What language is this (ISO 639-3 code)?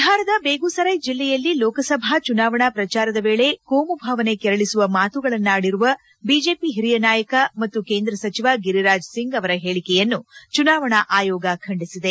kan